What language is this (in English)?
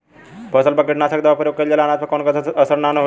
Bhojpuri